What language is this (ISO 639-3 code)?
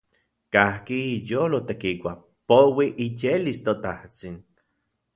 ncx